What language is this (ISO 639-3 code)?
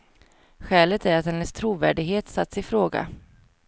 swe